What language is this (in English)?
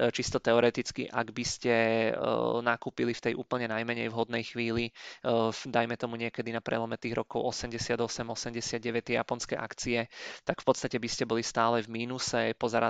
Czech